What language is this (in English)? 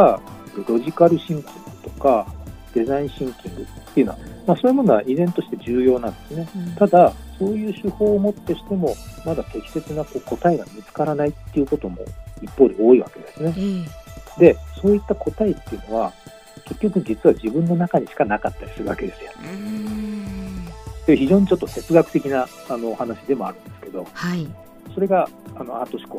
Japanese